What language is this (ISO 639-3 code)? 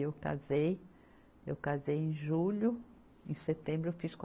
por